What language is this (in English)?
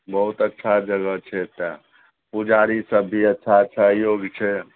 Maithili